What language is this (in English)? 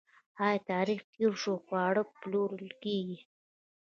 Pashto